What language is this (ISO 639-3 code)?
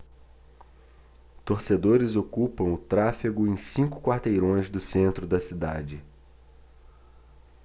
por